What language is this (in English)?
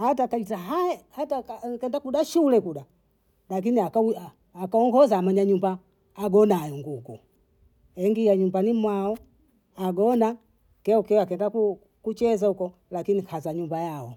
Bondei